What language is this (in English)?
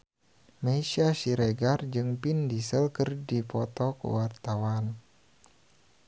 Sundanese